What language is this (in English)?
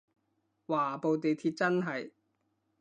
Cantonese